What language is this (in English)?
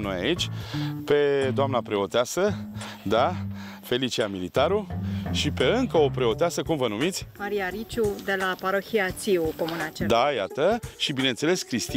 Romanian